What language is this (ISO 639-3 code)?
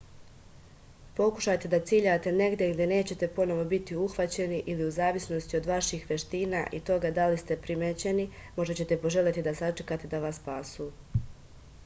srp